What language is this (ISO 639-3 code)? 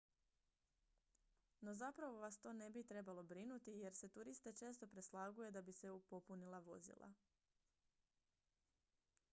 hrv